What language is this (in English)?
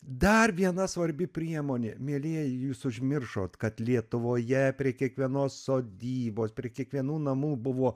Lithuanian